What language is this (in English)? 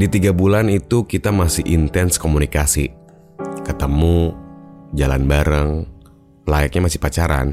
Indonesian